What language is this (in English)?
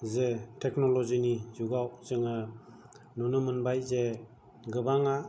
Bodo